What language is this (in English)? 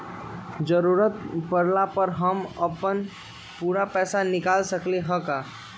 Magahi